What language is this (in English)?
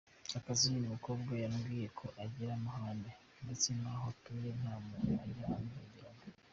Kinyarwanda